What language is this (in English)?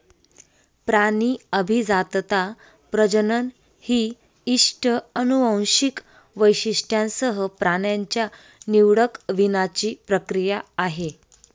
Marathi